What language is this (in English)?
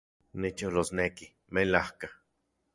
Central Puebla Nahuatl